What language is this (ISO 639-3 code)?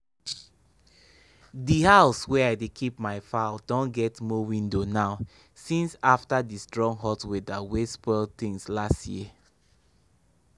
pcm